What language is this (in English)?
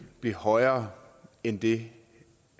Danish